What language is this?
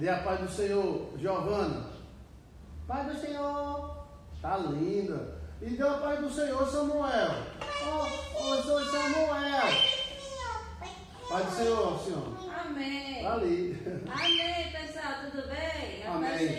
Portuguese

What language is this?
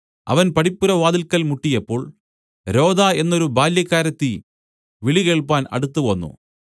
Malayalam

